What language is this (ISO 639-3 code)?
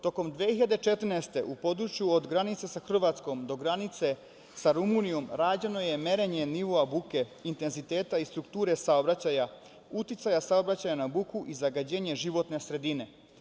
srp